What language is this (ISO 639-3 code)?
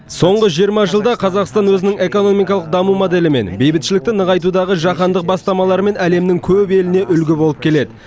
kaz